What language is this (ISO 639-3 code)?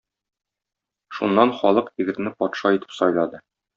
tat